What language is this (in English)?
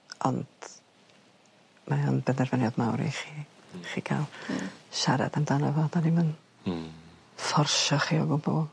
Welsh